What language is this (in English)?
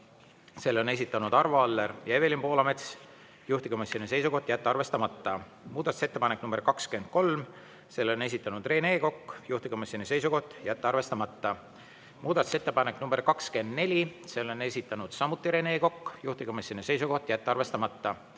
Estonian